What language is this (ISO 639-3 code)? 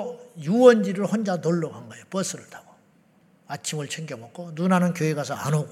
kor